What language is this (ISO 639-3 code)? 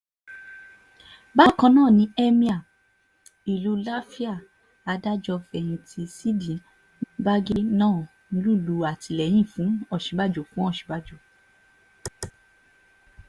yor